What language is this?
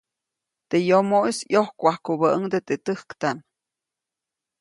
Copainalá Zoque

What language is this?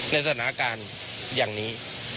Thai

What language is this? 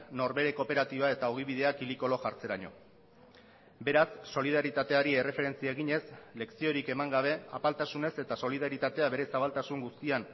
Basque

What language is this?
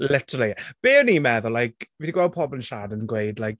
Welsh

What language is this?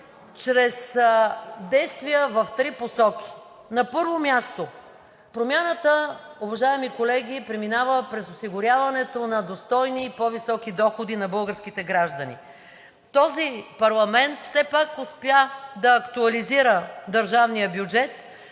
Bulgarian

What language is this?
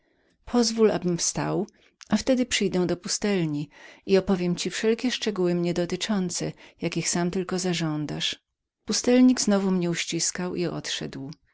Polish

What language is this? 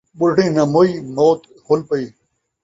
Saraiki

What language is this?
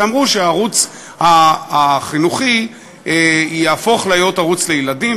Hebrew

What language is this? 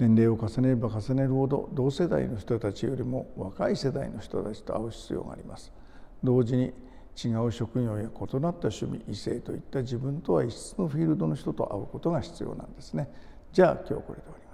Japanese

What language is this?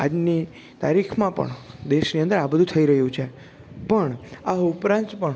Gujarati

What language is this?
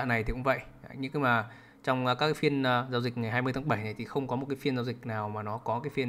Vietnamese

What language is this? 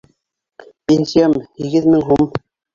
Bashkir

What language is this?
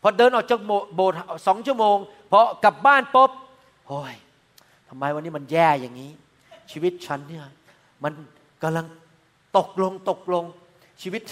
Thai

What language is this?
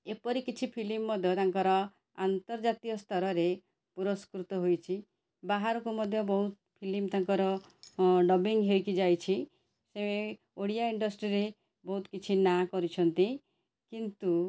Odia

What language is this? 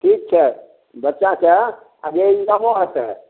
Maithili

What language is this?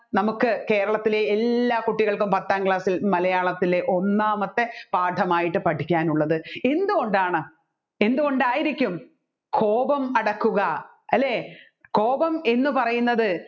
Malayalam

